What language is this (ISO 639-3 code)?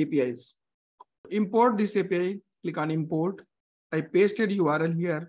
eng